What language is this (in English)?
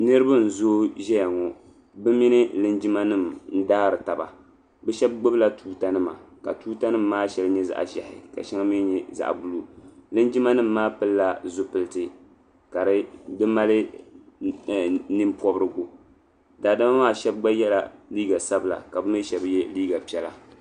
Dagbani